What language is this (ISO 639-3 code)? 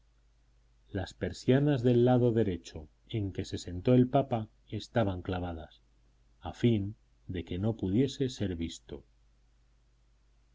spa